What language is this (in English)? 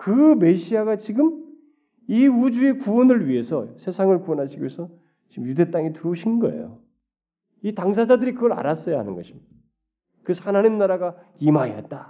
Korean